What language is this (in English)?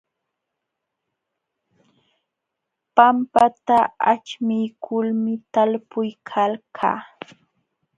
Jauja Wanca Quechua